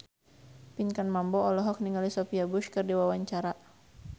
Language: Sundanese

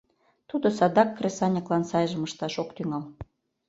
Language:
Mari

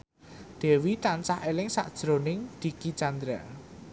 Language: Javanese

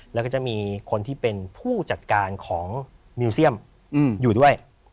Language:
Thai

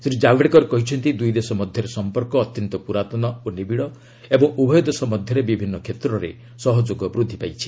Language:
Odia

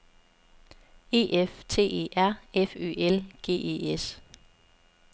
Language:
Danish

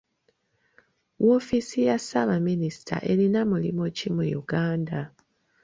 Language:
Ganda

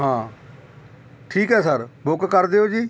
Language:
Punjabi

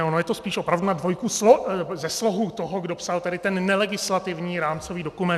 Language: Czech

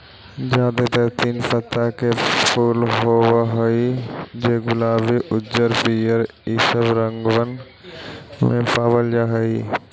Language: Magahi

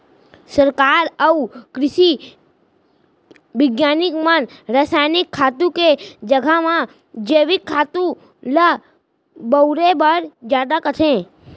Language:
Chhattisgarhi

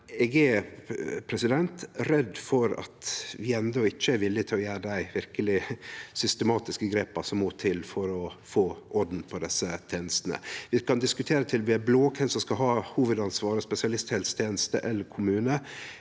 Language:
Norwegian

